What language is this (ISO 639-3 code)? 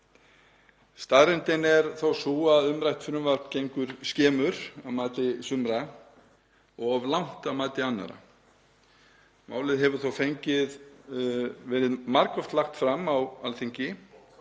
isl